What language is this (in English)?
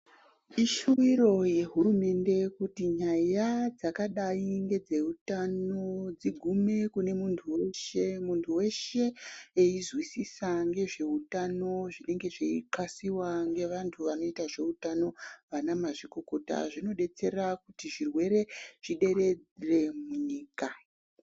Ndau